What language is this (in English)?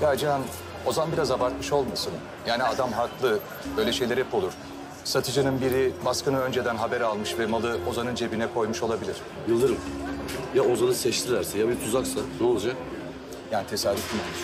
Turkish